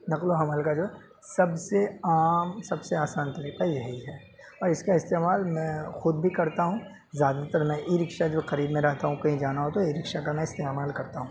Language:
Urdu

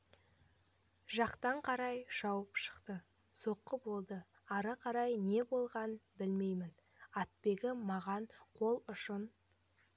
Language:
Kazakh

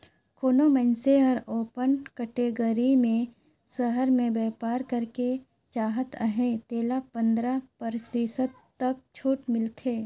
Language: Chhattisgarhi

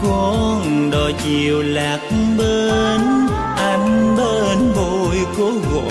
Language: Vietnamese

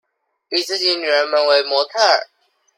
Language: Chinese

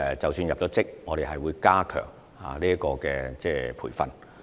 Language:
Cantonese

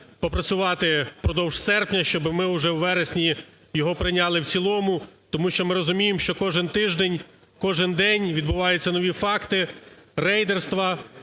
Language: Ukrainian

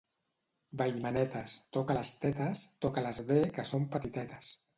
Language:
Catalan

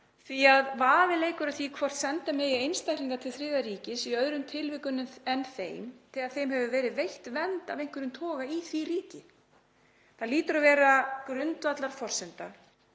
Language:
Icelandic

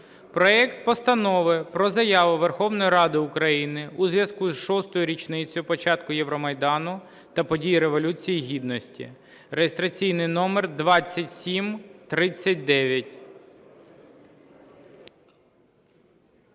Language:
Ukrainian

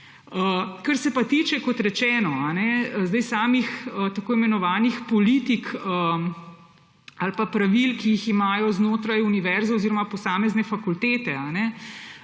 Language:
Slovenian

